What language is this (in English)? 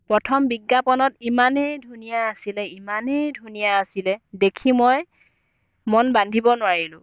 Assamese